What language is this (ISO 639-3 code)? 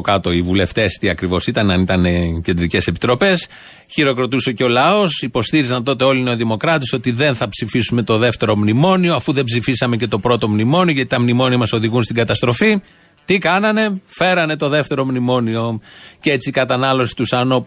ell